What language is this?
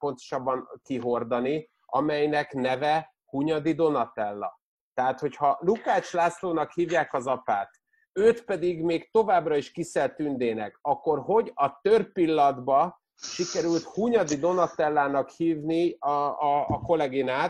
Hungarian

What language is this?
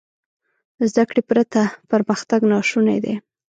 Pashto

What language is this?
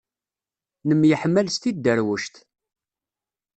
Kabyle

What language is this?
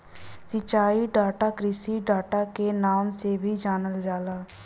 Bhojpuri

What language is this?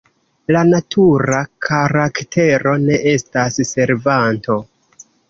Esperanto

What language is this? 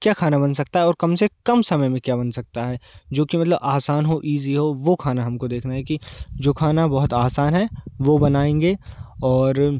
Hindi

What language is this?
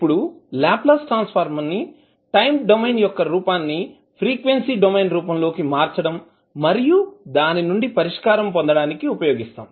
Telugu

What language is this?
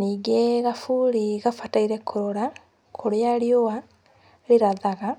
Kikuyu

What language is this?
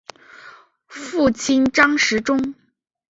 Chinese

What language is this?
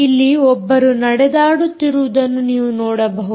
Kannada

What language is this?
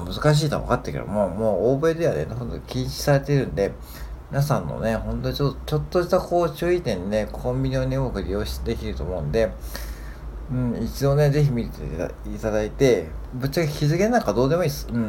Japanese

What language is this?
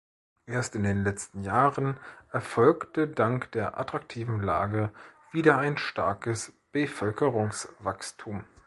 German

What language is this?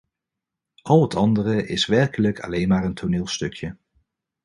Dutch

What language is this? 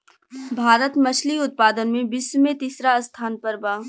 Bhojpuri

